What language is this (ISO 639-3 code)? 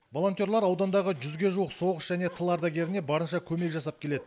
kaz